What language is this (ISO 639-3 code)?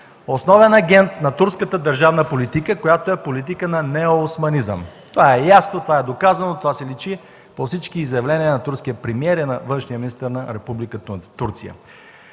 bul